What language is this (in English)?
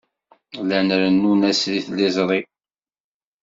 Kabyle